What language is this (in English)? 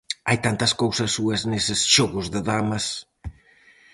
Galician